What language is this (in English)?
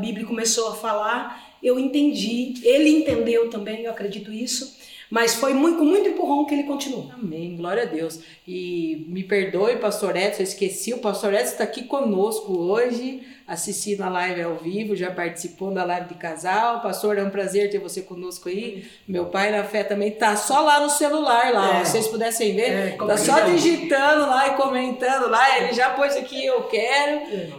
Portuguese